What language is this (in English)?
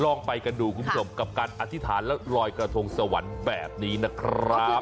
Thai